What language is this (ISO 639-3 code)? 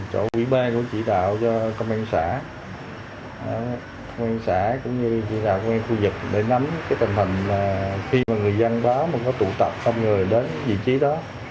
vie